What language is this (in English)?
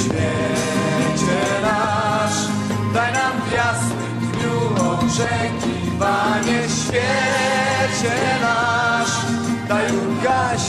Polish